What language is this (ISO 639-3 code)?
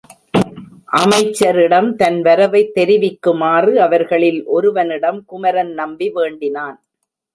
tam